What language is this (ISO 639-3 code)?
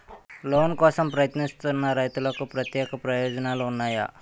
tel